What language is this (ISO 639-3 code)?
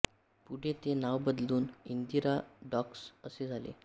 mar